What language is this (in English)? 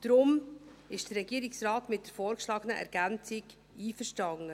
Swiss German